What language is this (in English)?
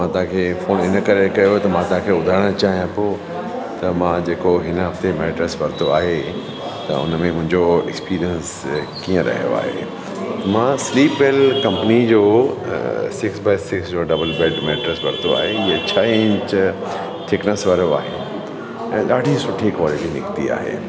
Sindhi